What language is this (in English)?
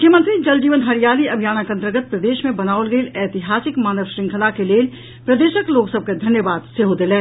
Maithili